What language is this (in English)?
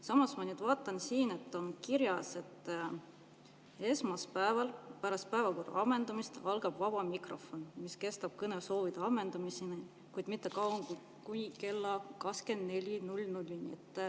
Estonian